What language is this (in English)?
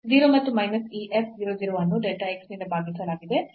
Kannada